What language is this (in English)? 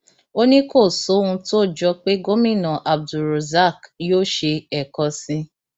Yoruba